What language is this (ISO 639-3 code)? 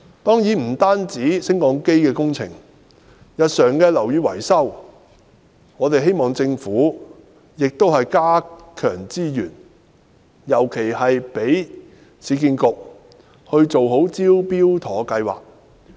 yue